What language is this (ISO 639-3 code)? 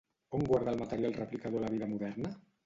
cat